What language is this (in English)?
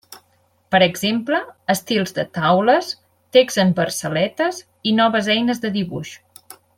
Catalan